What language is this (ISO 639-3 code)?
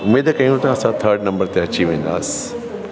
snd